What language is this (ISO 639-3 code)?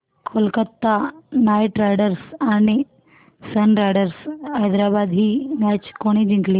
mar